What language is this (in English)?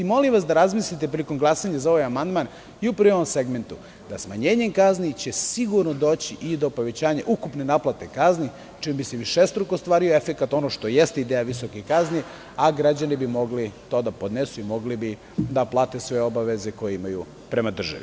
Serbian